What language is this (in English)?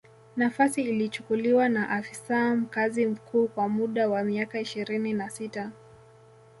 Swahili